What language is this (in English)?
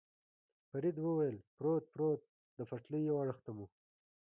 Pashto